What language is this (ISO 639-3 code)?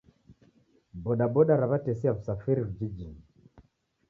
dav